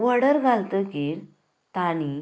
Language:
Konkani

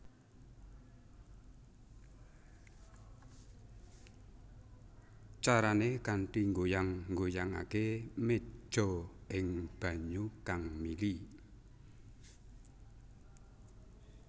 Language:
Javanese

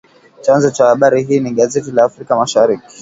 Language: Swahili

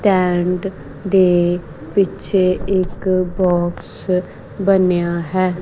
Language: Punjabi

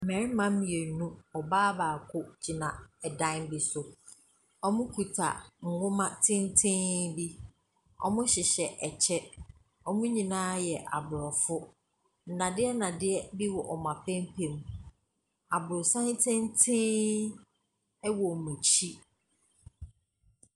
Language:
Akan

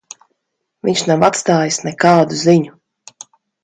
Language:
Latvian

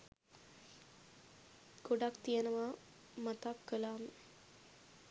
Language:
Sinhala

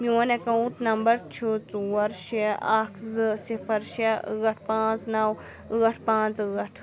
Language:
Kashmiri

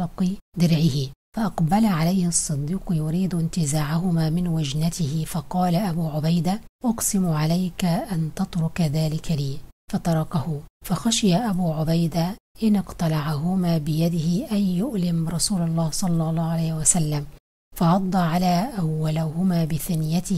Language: Arabic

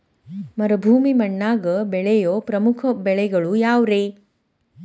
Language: Kannada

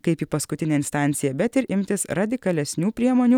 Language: Lithuanian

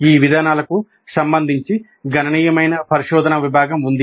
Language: Telugu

